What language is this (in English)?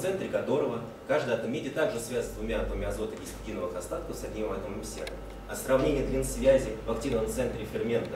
Russian